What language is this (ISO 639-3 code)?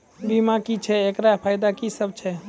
mai